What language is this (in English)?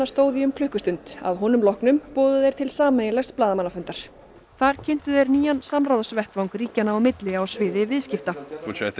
Icelandic